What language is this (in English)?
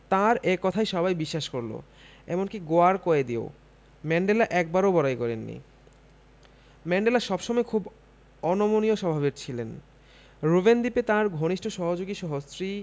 Bangla